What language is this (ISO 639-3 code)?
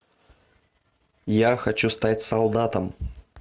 rus